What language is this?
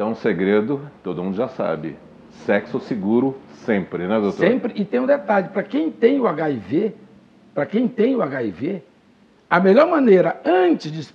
Portuguese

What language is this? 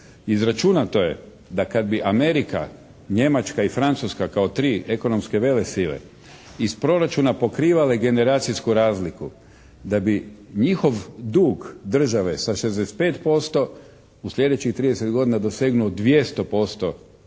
Croatian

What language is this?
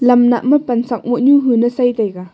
Wancho Naga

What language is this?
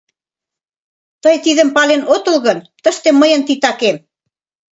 Mari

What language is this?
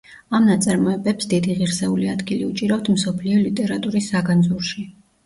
Georgian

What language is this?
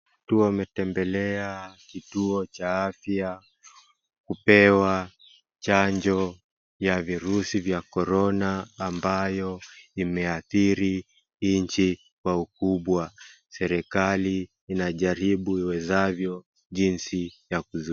Swahili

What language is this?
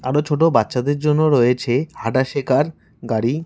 Bangla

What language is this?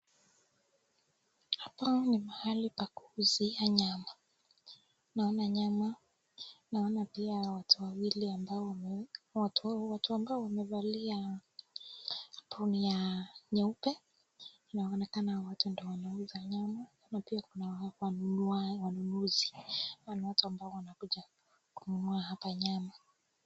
Swahili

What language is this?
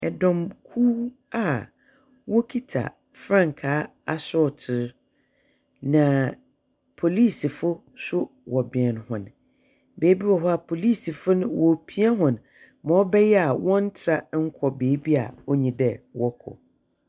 Akan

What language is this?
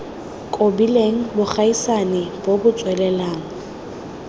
Tswana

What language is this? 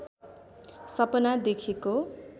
Nepali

